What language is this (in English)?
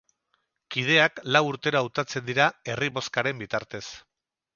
Basque